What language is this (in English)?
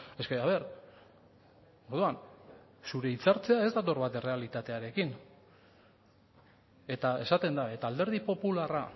Basque